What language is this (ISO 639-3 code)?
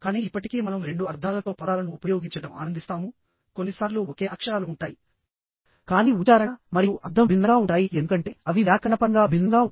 tel